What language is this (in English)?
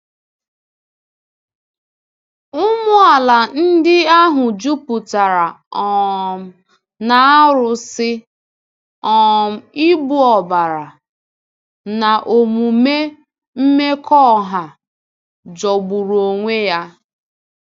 Igbo